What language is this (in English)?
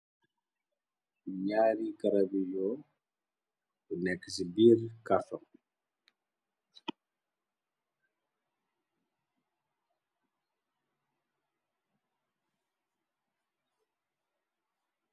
Wolof